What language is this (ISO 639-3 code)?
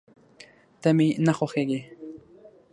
pus